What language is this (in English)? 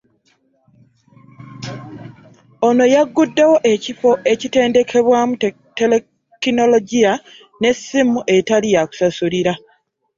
Ganda